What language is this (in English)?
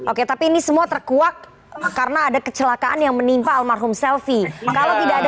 Indonesian